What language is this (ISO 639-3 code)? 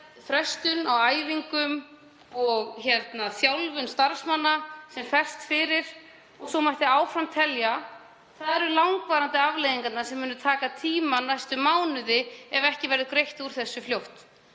isl